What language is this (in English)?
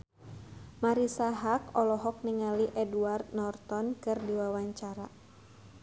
Sundanese